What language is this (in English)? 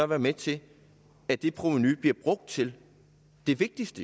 Danish